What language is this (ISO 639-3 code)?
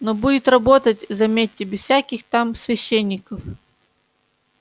rus